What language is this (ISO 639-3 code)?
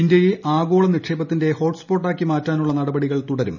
mal